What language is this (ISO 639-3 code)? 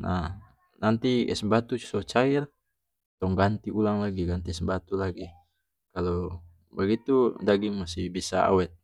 max